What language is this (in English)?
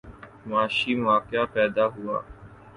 Urdu